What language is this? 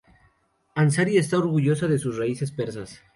Spanish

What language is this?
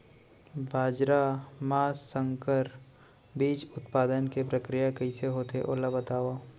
Chhattisgarhi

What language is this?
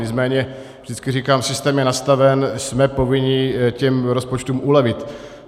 Czech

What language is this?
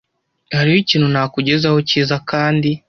Kinyarwanda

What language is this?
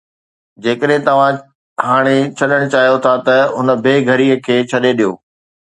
Sindhi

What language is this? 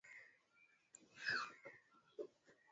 Swahili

